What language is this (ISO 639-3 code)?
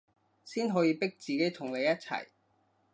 yue